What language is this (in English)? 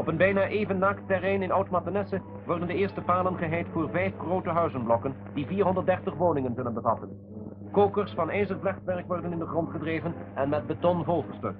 Dutch